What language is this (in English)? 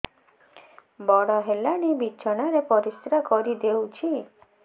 Odia